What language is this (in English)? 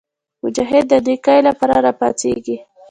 Pashto